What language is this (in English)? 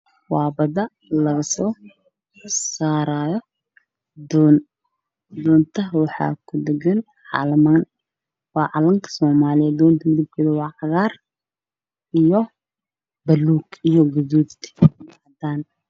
Somali